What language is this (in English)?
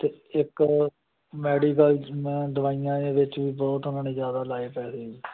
Punjabi